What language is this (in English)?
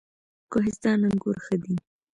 Pashto